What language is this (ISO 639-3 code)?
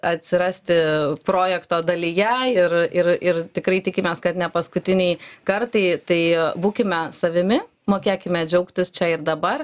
lit